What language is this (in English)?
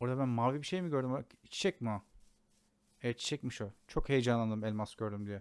Turkish